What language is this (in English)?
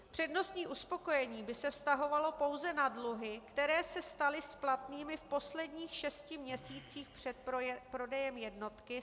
Czech